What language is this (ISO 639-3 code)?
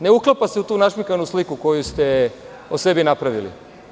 srp